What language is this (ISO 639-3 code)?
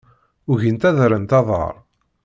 kab